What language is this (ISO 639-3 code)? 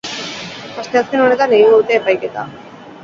eus